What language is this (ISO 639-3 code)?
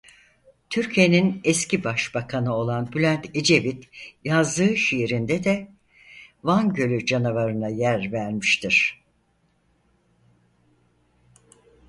tur